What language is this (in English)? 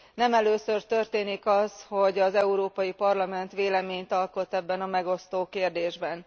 Hungarian